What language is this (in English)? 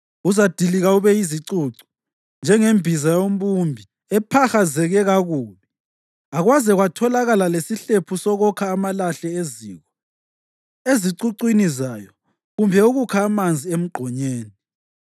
North Ndebele